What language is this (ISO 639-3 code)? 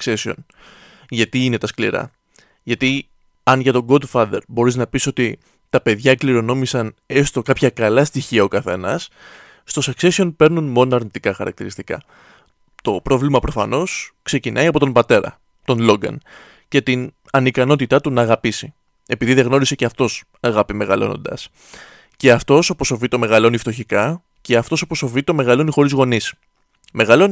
ell